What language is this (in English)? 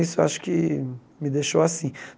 Portuguese